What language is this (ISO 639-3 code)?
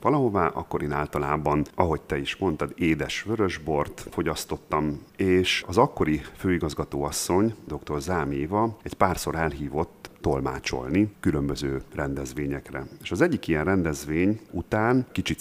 hun